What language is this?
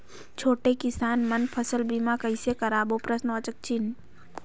Chhattisgarhi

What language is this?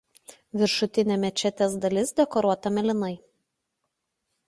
Lithuanian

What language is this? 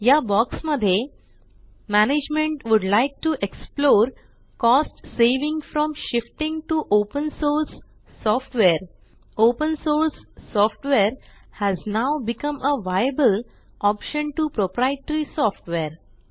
Marathi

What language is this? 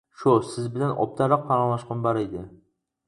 Uyghur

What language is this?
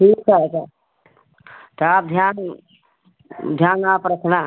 Hindi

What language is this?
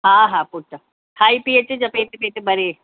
Sindhi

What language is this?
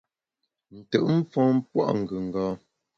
Bamun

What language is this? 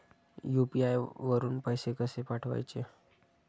Marathi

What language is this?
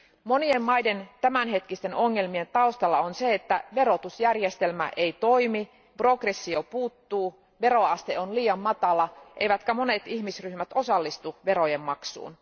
Finnish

